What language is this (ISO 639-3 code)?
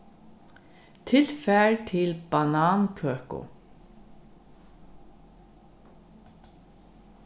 fao